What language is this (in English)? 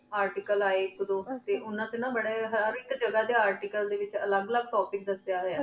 Punjabi